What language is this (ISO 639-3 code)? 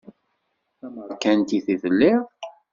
kab